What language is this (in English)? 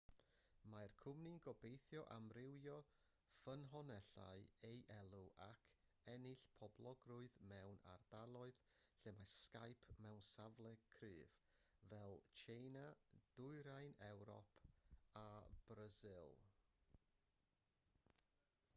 Welsh